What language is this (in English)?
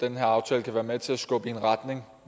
Danish